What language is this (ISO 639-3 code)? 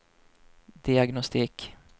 swe